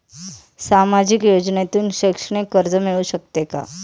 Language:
Marathi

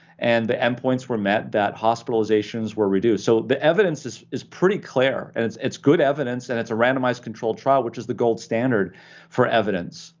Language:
English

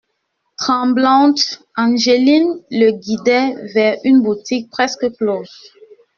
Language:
French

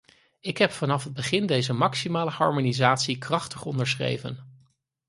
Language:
Dutch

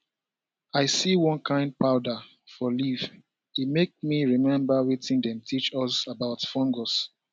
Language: Nigerian Pidgin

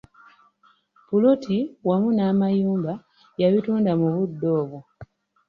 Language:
Ganda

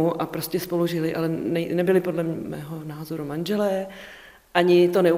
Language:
Czech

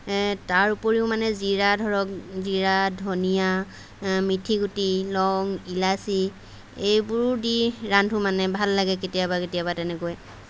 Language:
Assamese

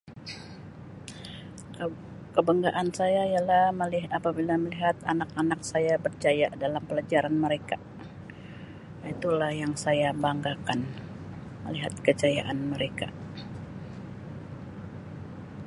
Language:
Sabah Malay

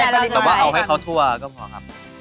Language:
Thai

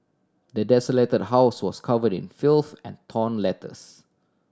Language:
English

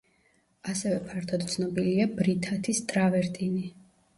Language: Georgian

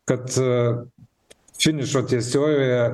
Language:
Lithuanian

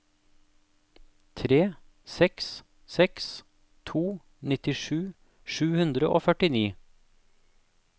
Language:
Norwegian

